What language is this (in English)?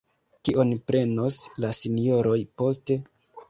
Esperanto